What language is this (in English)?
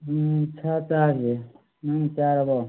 Manipuri